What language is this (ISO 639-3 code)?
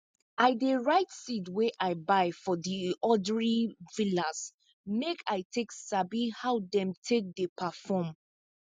pcm